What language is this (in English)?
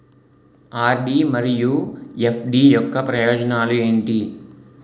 Telugu